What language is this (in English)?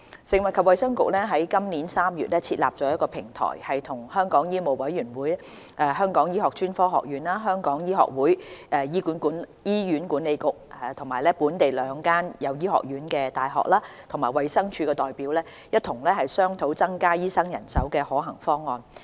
Cantonese